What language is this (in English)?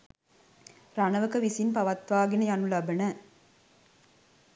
Sinhala